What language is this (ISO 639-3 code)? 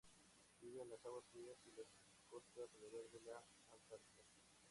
spa